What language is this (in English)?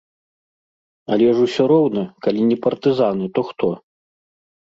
Belarusian